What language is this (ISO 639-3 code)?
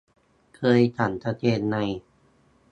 tha